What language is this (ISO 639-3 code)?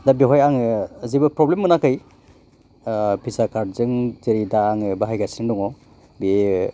brx